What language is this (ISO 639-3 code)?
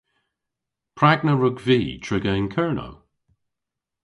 cor